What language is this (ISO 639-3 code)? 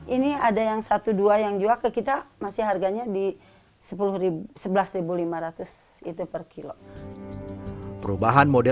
ind